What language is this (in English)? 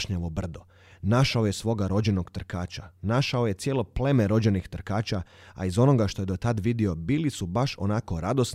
Croatian